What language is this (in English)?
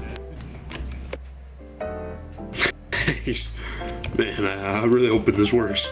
English